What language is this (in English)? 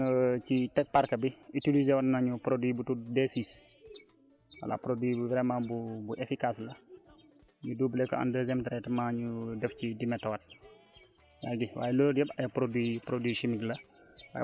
Wolof